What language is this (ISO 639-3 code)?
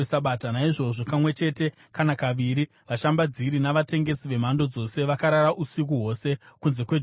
sna